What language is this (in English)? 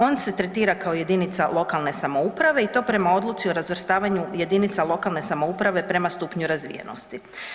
Croatian